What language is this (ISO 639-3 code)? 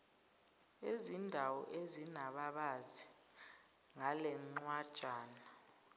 zul